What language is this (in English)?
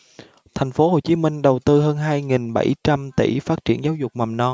Vietnamese